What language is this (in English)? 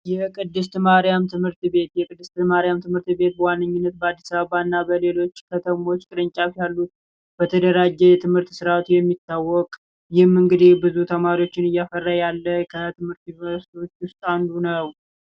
Amharic